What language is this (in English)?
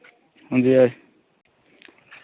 Dogri